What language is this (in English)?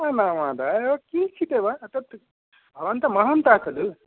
Sanskrit